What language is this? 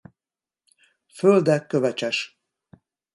Hungarian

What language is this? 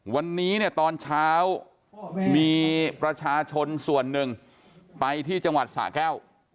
Thai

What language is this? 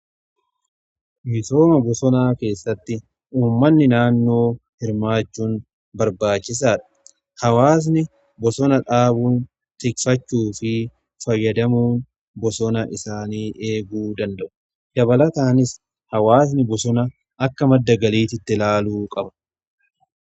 Oromo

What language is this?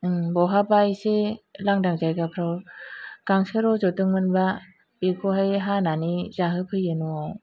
Bodo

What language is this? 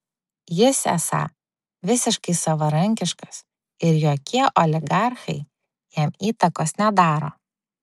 Lithuanian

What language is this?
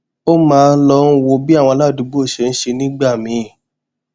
Yoruba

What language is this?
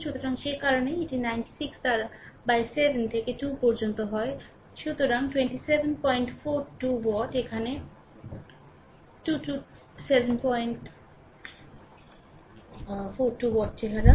Bangla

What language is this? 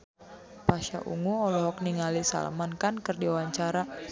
Sundanese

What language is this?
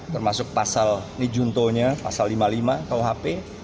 Indonesian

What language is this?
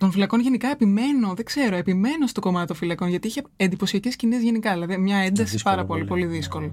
Greek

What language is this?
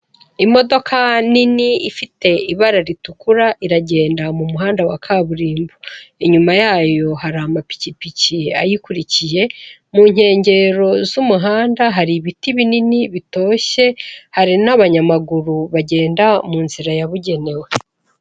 Kinyarwanda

